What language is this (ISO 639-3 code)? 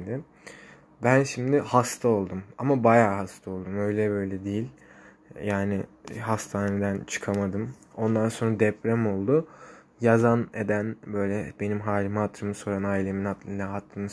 tur